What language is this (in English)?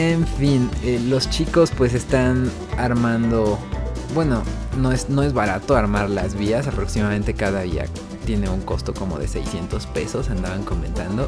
Spanish